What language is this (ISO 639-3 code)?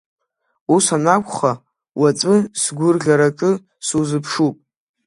abk